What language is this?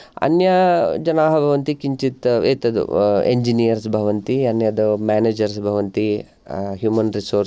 Sanskrit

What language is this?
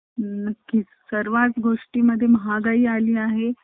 Marathi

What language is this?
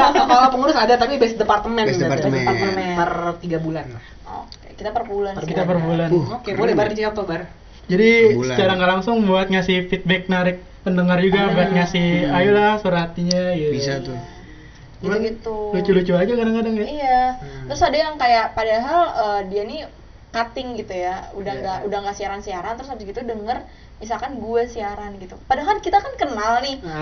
Indonesian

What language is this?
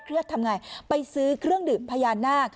Thai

